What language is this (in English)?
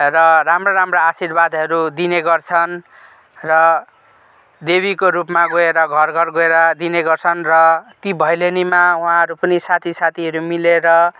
Nepali